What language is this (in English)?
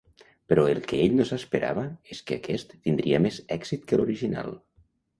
Catalan